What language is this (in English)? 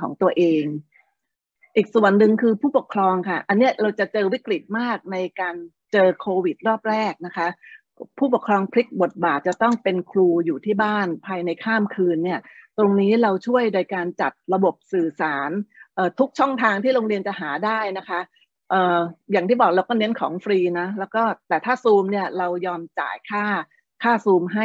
Thai